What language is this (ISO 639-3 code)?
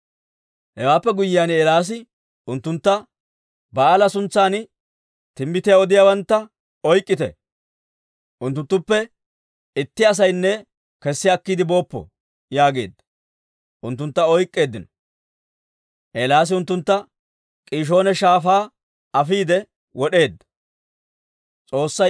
dwr